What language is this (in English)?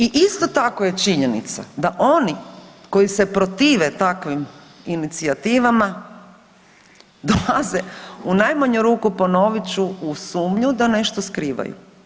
Croatian